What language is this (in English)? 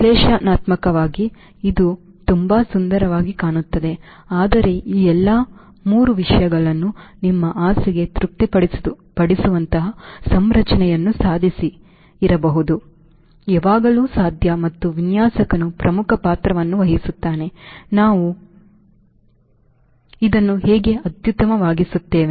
Kannada